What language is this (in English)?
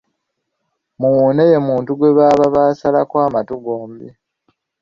Ganda